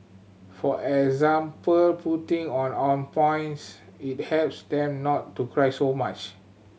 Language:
English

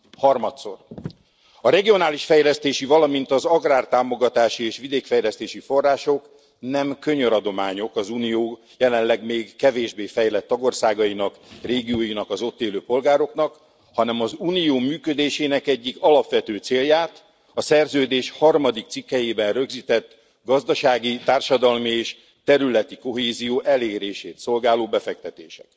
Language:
Hungarian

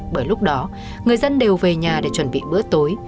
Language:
Vietnamese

